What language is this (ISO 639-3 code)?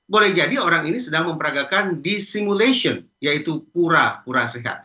ind